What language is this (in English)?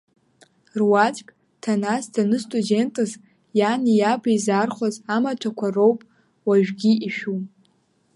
Abkhazian